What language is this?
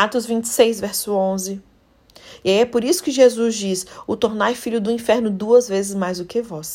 Portuguese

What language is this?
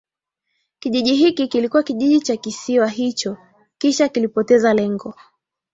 Swahili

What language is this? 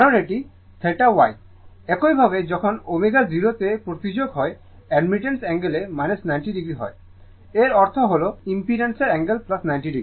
Bangla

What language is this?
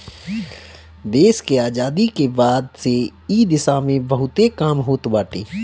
Bhojpuri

